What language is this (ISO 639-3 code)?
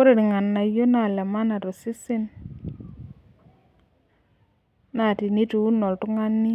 mas